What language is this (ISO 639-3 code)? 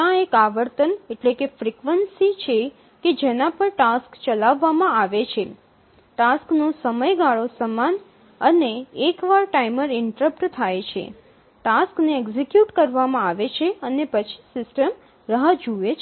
guj